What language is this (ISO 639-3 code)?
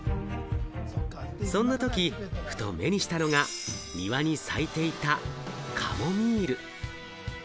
jpn